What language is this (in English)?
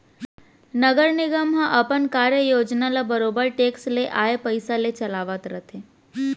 Chhattisgarhi